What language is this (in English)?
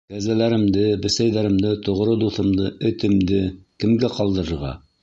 Bashkir